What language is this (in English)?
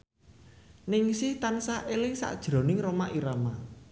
Javanese